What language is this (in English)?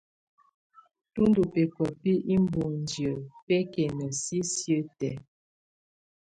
Tunen